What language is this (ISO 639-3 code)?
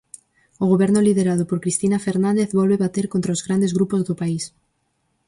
glg